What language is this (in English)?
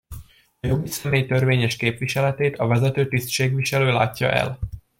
Hungarian